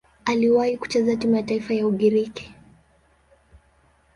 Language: Swahili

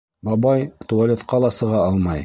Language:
Bashkir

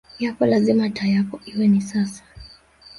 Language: Swahili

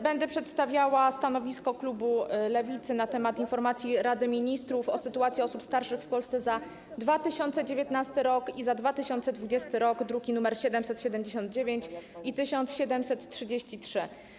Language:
Polish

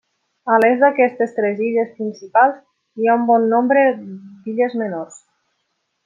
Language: Catalan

